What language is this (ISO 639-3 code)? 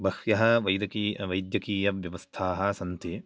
san